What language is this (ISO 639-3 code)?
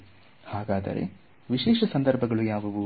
kan